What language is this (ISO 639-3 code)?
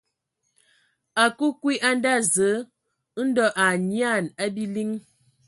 ewo